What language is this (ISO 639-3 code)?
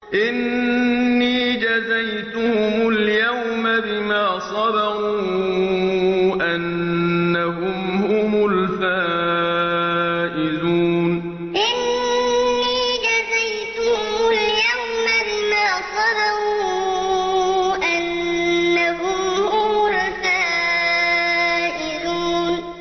ara